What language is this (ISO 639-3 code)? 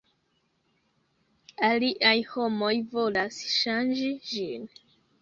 epo